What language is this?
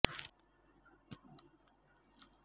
Telugu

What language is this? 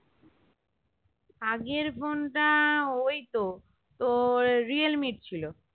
Bangla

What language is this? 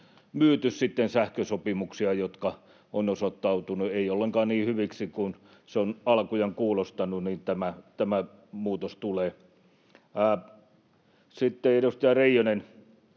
Finnish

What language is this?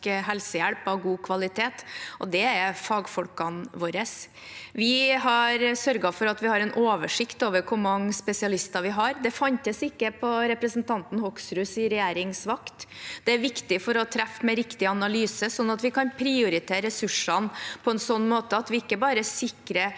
Norwegian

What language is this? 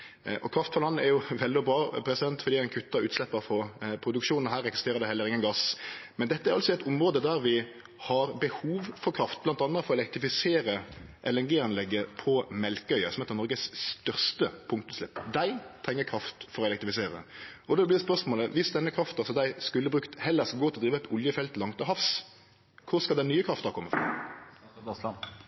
Norwegian Nynorsk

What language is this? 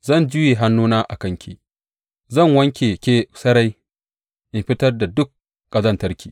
Hausa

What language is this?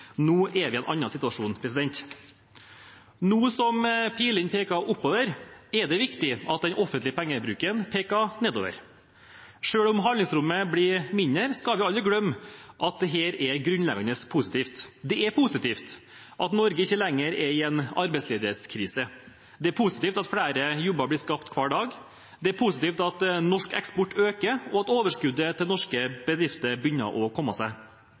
Norwegian Bokmål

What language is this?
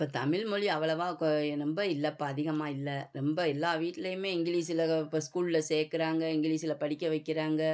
Tamil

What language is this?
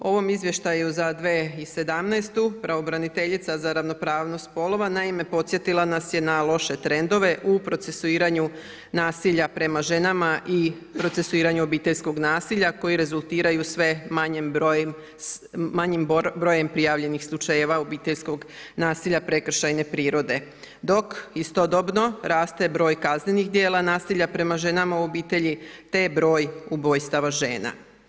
Croatian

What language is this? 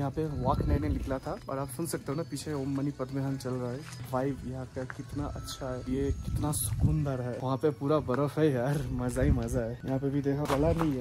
Hindi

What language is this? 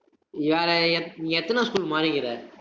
Tamil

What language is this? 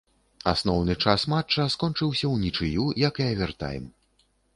Belarusian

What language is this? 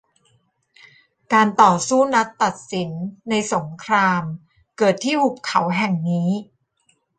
Thai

